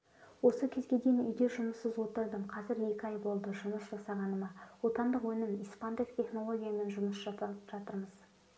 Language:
Kazakh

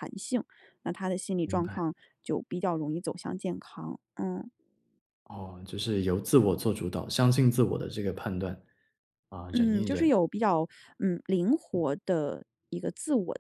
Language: Chinese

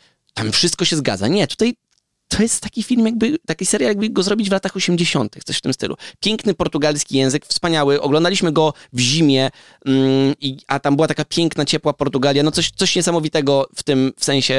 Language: Polish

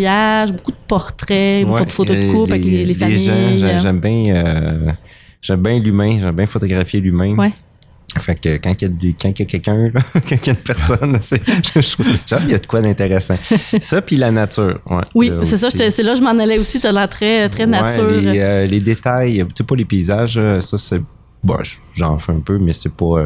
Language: French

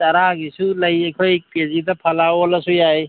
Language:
Manipuri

